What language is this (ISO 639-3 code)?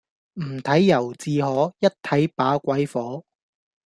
yue